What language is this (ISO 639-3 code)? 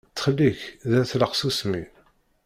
kab